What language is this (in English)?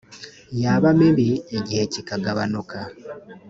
Kinyarwanda